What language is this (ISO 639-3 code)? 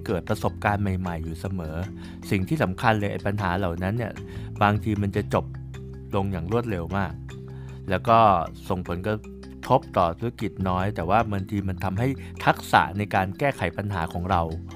tha